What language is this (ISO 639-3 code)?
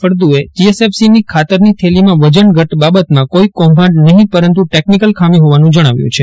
guj